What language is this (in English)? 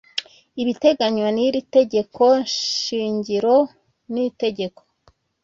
Kinyarwanda